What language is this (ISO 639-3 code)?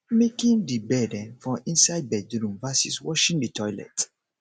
pcm